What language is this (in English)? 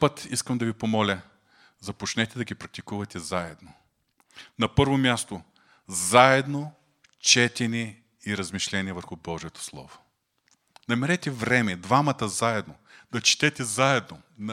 Bulgarian